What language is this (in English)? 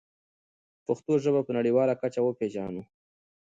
Pashto